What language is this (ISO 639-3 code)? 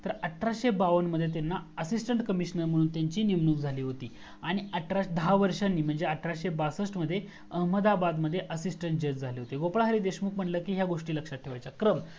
mar